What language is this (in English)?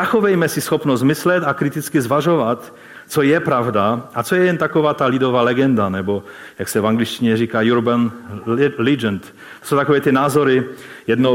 Czech